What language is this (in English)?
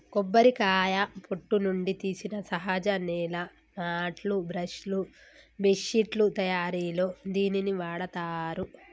Telugu